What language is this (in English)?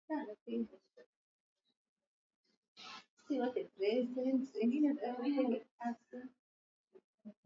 Swahili